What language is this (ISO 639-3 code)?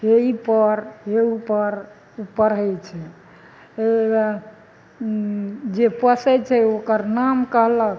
mai